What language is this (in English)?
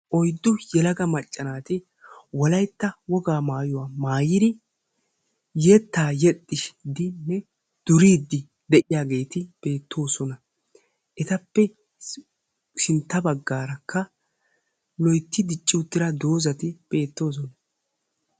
Wolaytta